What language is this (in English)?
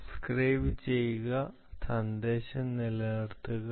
Malayalam